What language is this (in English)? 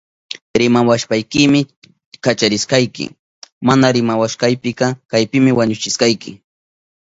Southern Pastaza Quechua